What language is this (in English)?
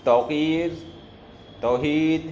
Urdu